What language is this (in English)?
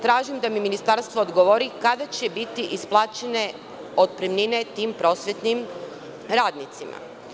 Serbian